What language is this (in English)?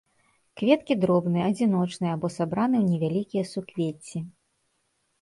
Belarusian